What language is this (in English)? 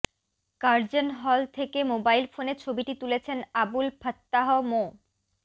Bangla